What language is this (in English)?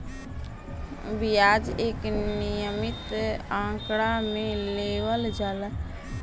Bhojpuri